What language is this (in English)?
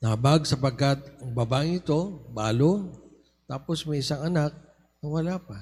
Filipino